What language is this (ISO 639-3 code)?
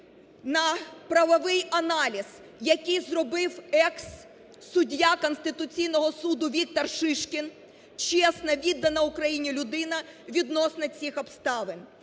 ukr